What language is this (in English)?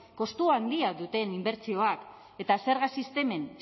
Basque